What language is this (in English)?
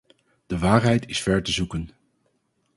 Dutch